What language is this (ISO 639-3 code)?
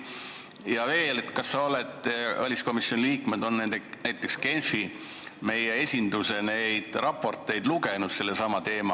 est